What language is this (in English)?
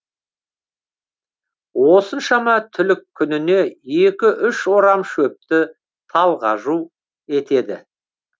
Kazakh